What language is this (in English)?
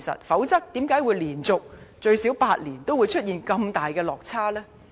Cantonese